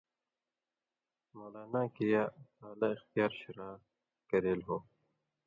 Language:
Indus Kohistani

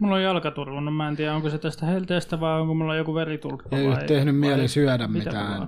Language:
Finnish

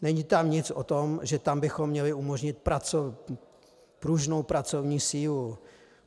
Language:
Czech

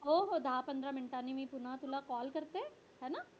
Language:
Marathi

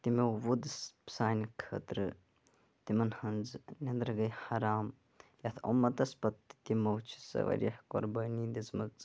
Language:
Kashmiri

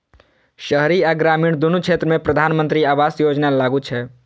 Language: Maithili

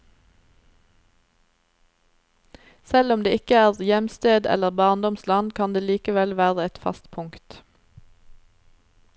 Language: Norwegian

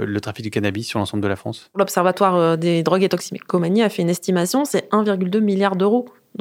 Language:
French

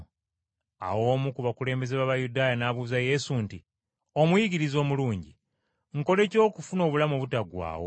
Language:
Ganda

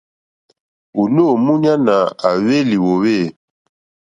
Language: Mokpwe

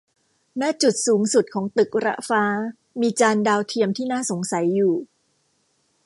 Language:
Thai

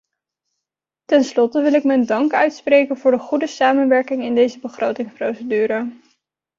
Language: Dutch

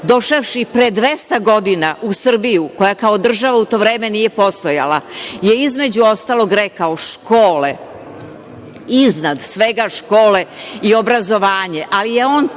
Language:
Serbian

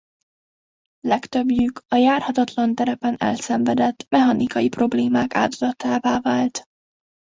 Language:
Hungarian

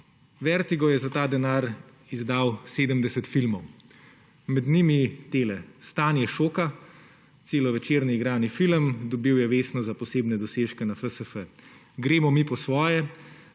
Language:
Slovenian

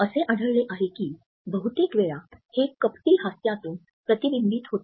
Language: Marathi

